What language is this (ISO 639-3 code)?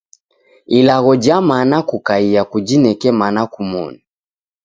dav